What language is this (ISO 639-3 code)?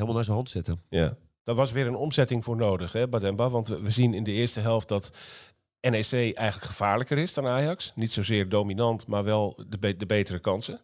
nld